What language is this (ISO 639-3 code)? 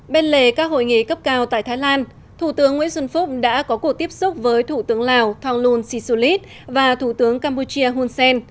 vie